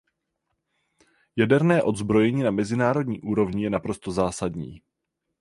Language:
Czech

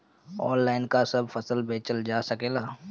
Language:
Bhojpuri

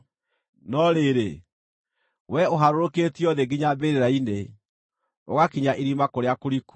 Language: Kikuyu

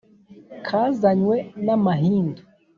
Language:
Kinyarwanda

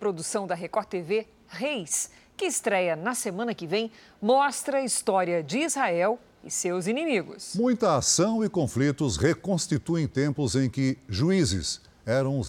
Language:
Portuguese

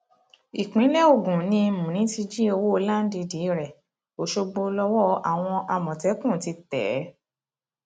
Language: Yoruba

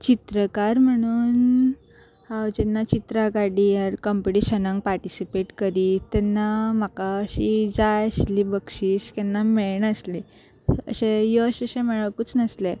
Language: Konkani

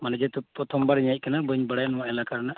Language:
Santali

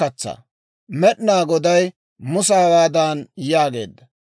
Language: Dawro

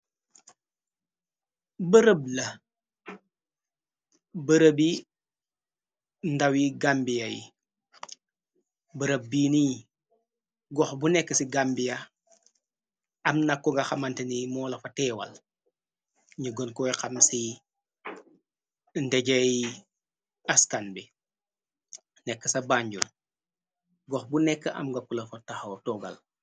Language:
Wolof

